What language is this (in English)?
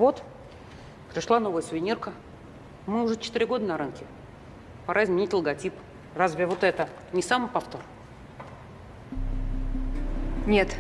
Russian